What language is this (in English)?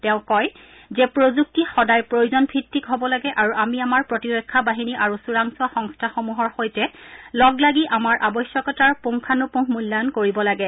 Assamese